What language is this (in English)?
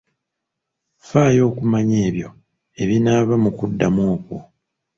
Ganda